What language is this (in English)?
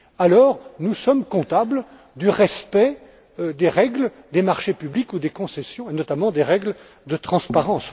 French